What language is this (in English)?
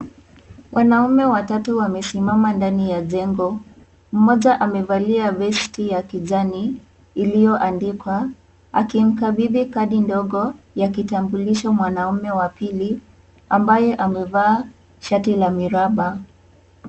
Swahili